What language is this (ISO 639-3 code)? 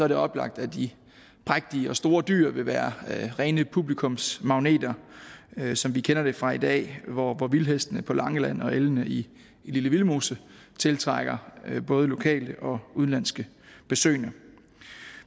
dan